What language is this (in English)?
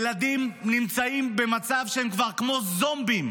Hebrew